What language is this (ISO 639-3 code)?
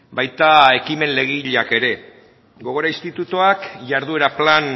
eus